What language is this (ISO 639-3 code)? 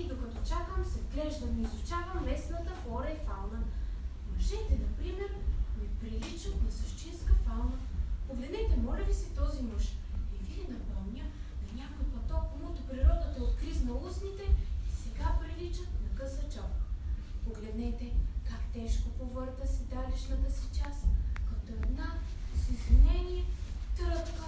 bul